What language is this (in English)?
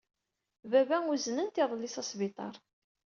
Kabyle